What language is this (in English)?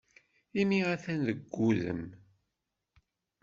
Kabyle